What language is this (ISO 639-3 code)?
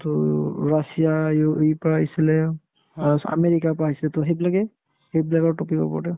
asm